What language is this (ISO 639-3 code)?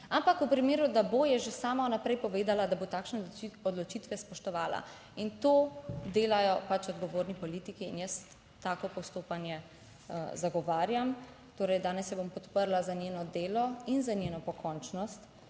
slv